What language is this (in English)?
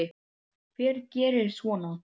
Icelandic